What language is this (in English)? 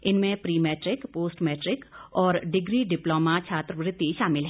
Hindi